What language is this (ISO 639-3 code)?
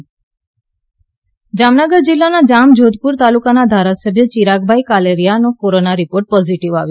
guj